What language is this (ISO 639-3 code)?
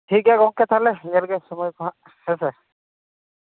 sat